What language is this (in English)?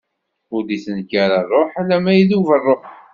Kabyle